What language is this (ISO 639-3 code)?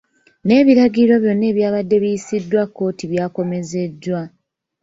lug